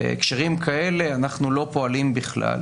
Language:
Hebrew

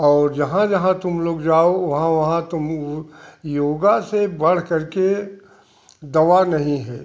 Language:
Hindi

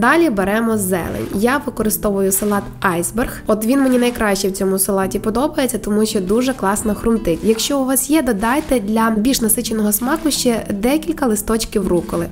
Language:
Ukrainian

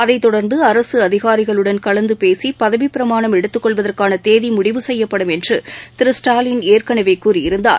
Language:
Tamil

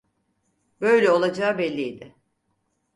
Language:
Turkish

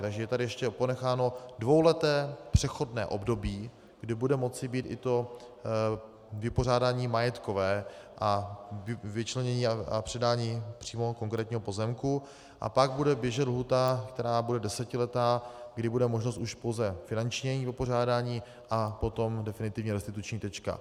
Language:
Czech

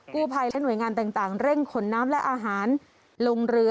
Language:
Thai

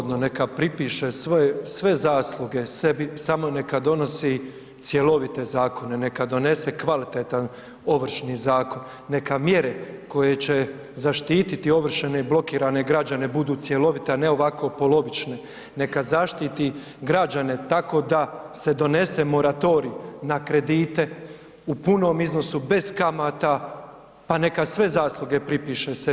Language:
Croatian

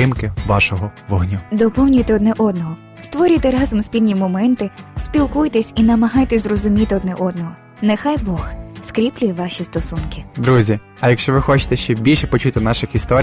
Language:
Ukrainian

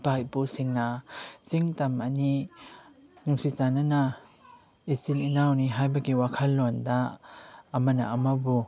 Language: Manipuri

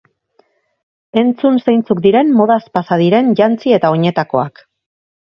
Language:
Basque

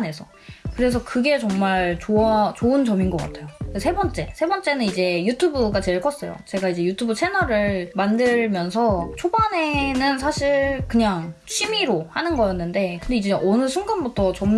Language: Korean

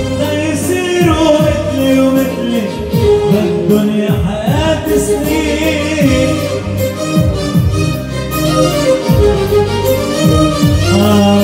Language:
Dutch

